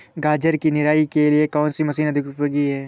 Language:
Hindi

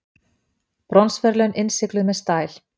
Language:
Icelandic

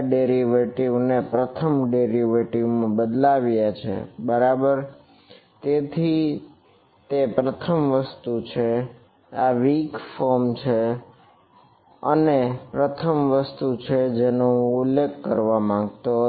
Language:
Gujarati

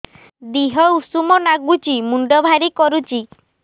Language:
Odia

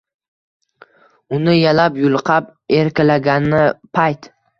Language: Uzbek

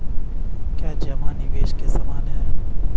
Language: Hindi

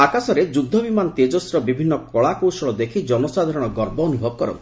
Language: Odia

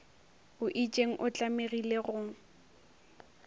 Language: Northern Sotho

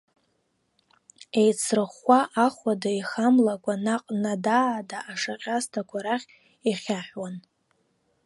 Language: Abkhazian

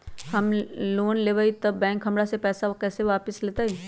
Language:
Magahi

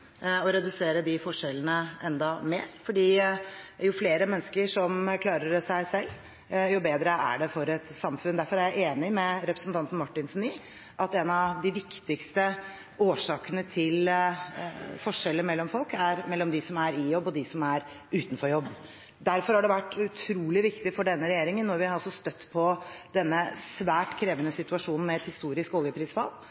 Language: Norwegian Bokmål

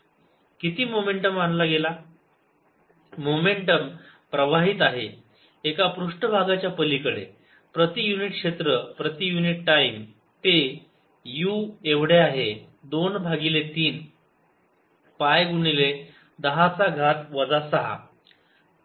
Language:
Marathi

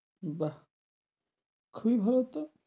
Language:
Bangla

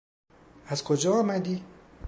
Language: Persian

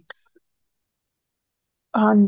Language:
Punjabi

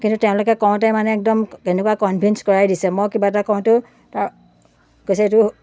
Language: Assamese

